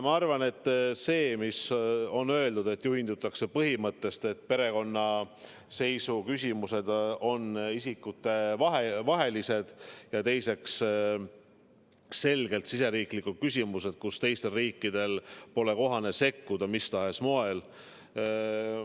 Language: Estonian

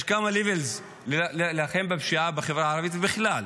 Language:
Hebrew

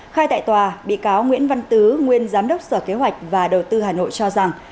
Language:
Vietnamese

